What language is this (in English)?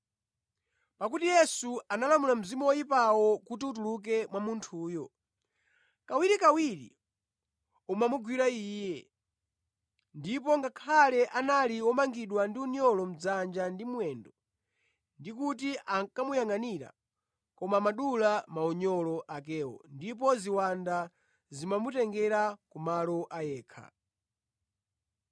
Nyanja